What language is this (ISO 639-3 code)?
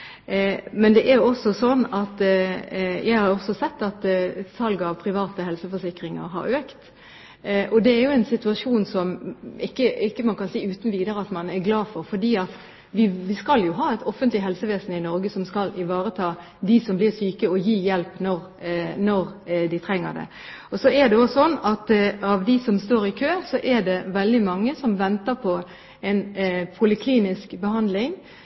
nob